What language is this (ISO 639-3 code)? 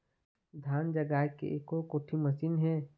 hne